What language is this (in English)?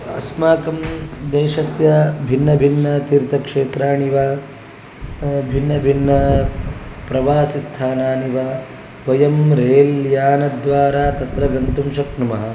Sanskrit